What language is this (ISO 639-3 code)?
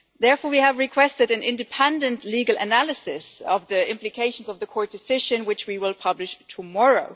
eng